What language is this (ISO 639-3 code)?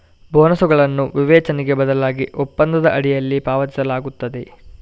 kan